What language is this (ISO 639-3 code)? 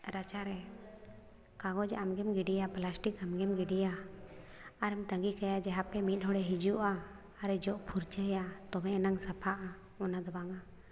sat